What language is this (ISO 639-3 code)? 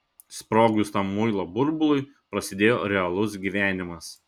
lit